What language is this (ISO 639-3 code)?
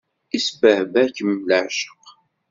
kab